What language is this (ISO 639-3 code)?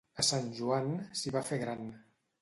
cat